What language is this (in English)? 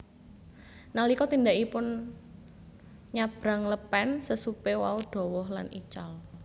Javanese